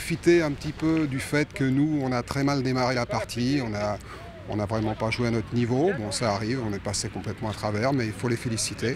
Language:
French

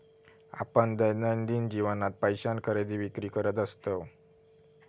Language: Marathi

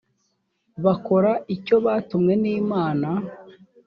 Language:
Kinyarwanda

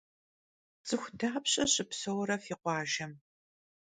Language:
Kabardian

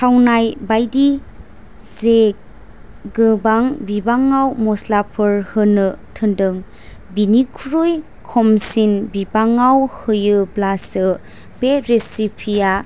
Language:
Bodo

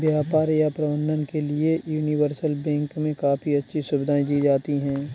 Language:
Hindi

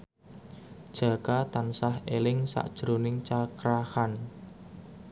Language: Javanese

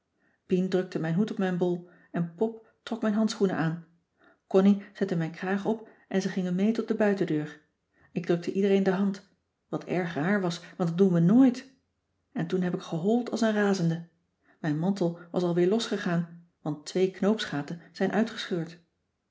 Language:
Dutch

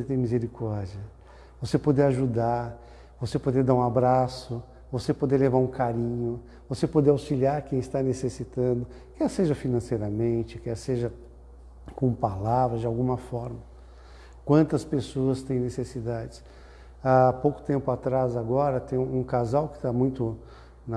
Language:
Portuguese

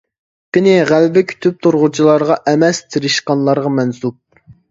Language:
Uyghur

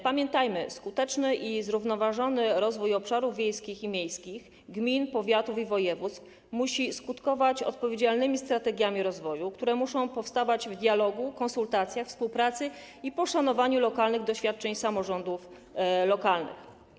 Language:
Polish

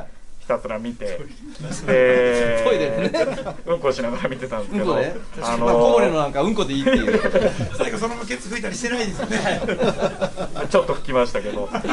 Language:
Japanese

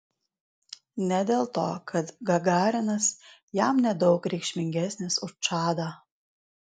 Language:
Lithuanian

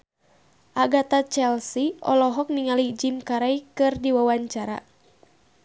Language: Sundanese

